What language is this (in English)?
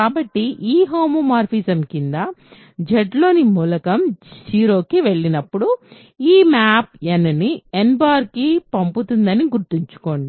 Telugu